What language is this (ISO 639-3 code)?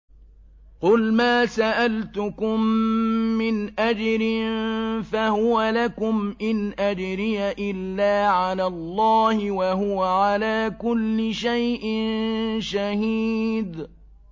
ara